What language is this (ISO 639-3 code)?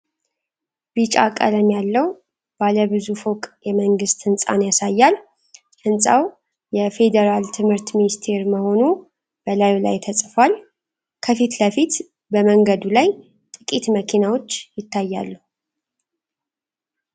amh